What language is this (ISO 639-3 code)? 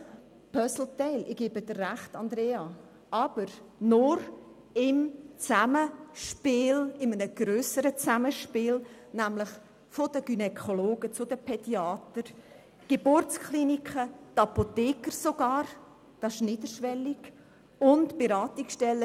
gsw